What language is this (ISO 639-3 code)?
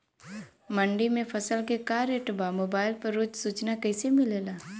bho